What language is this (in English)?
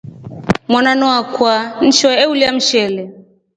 Rombo